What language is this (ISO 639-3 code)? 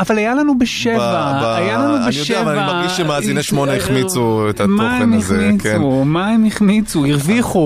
heb